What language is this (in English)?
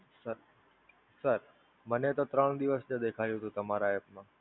Gujarati